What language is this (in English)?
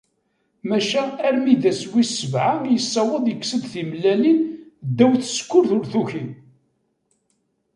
Kabyle